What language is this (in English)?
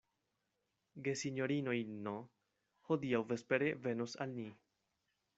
Esperanto